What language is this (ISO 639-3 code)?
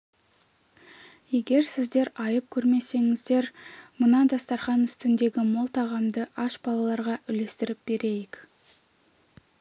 kaz